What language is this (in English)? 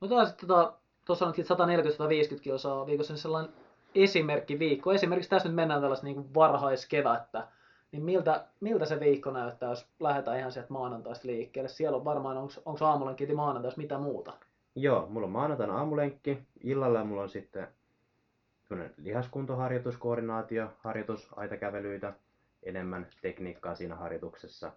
Finnish